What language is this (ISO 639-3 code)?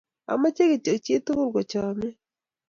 kln